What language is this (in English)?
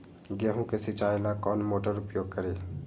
Magahi